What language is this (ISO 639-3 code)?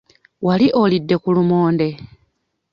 lug